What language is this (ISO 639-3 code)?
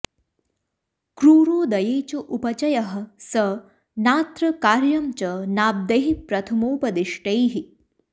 san